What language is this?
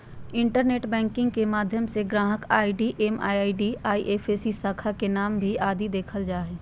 Magahi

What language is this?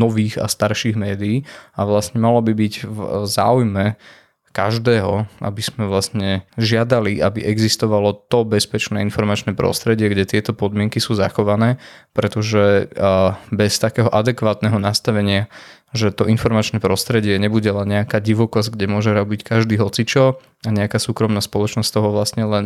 Slovak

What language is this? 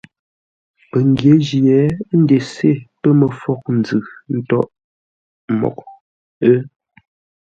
Ngombale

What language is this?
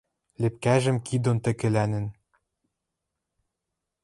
Western Mari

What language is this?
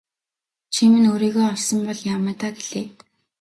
Mongolian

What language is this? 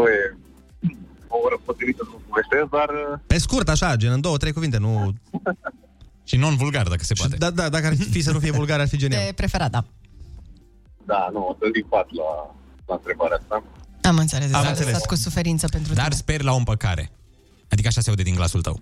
Romanian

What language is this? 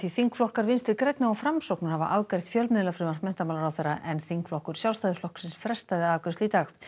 Icelandic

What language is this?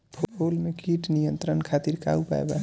Bhojpuri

